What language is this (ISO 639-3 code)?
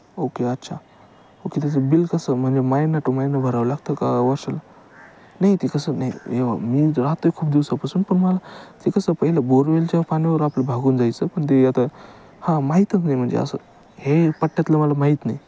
mar